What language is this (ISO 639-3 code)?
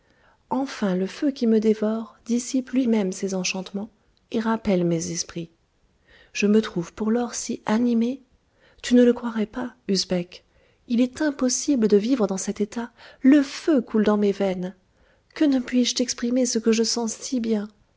fra